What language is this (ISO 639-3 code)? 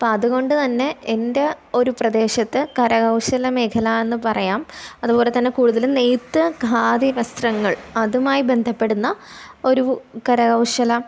mal